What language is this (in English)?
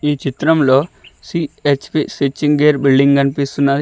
Telugu